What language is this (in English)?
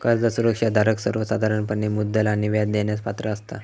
Marathi